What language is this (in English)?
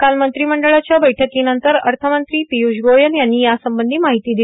Marathi